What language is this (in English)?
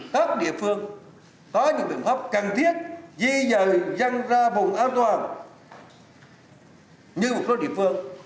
Vietnamese